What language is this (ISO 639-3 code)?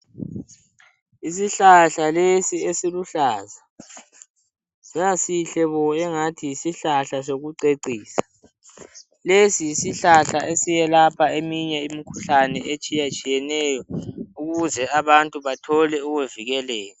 nde